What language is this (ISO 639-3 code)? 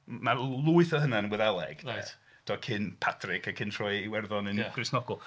cym